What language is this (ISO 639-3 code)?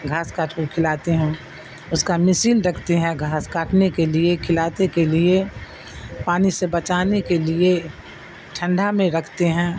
urd